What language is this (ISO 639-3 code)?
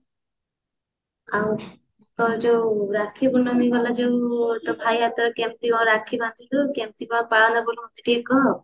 ori